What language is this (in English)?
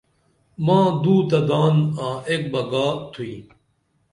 Dameli